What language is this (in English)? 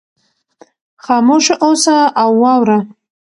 Pashto